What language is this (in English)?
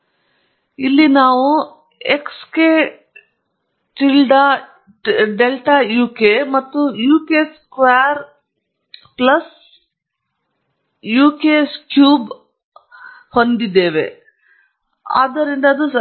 Kannada